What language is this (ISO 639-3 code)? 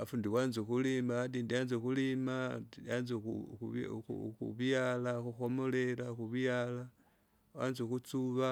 zga